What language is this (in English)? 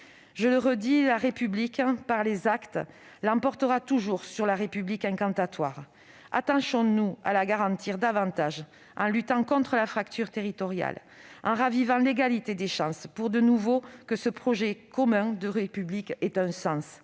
French